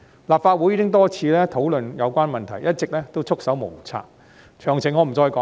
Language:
Cantonese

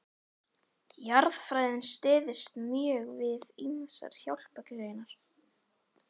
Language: Icelandic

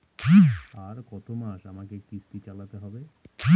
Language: Bangla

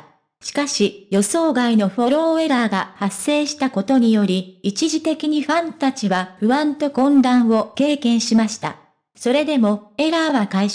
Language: Japanese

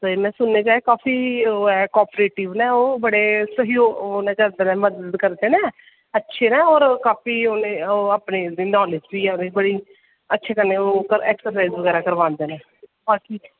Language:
Dogri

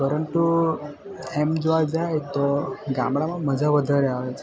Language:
Gujarati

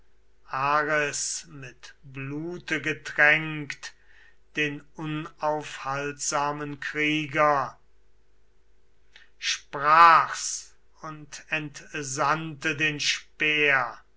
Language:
German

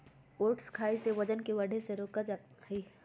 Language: Magahi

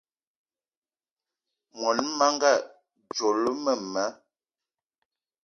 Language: Eton (Cameroon)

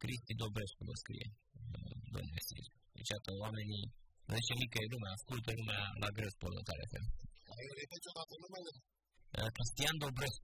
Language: Romanian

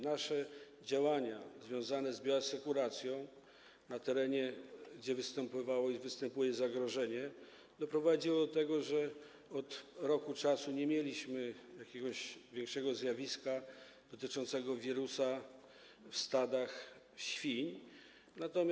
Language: Polish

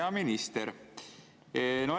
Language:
Estonian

